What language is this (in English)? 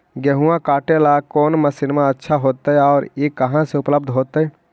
Magahi